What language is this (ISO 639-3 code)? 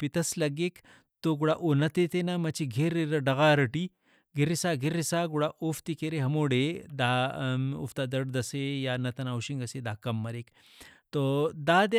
brh